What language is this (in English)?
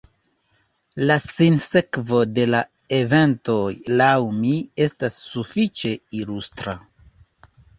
Esperanto